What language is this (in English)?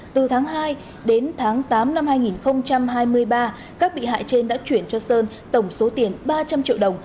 Vietnamese